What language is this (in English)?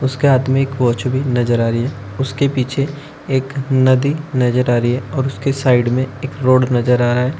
Hindi